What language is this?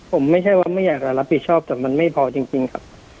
Thai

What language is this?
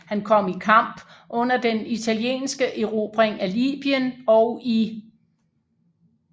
Danish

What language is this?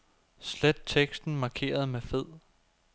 Danish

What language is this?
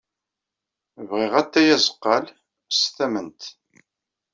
Kabyle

